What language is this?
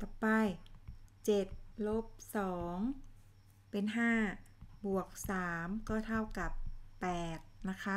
Thai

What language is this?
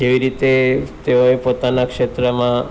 Gujarati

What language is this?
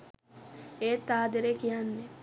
Sinhala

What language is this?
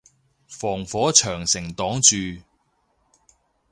Cantonese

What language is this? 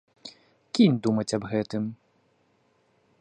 Belarusian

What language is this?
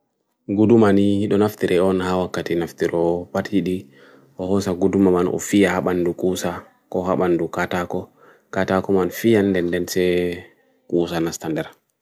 Bagirmi Fulfulde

